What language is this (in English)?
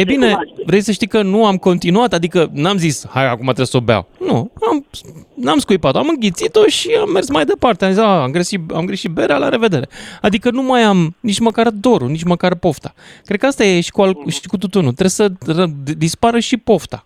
Romanian